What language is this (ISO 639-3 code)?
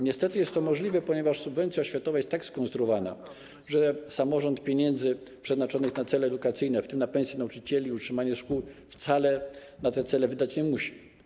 pol